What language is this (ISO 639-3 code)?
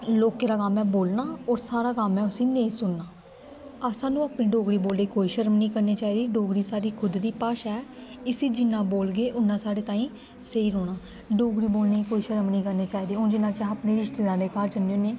doi